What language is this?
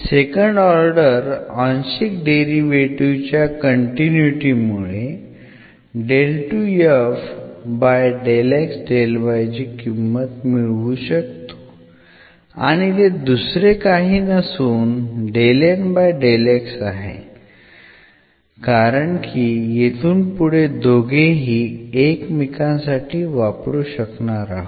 Marathi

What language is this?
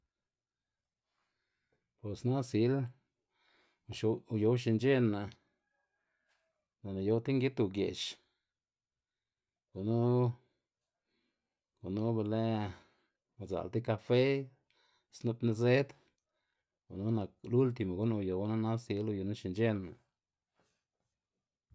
Xanaguía Zapotec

